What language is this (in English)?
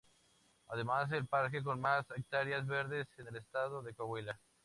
Spanish